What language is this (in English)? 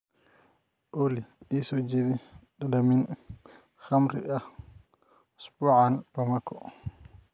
Somali